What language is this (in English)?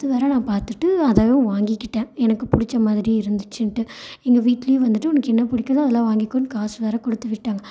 Tamil